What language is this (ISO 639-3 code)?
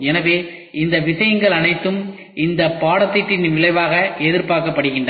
tam